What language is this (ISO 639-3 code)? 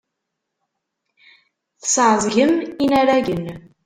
kab